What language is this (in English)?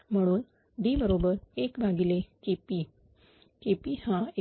Marathi